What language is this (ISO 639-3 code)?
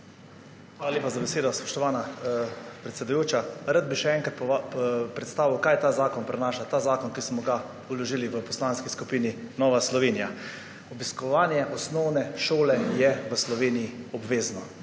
slv